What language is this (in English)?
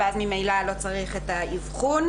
Hebrew